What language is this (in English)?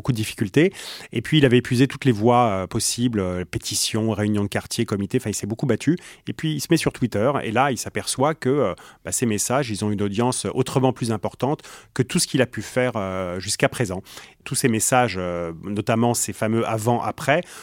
French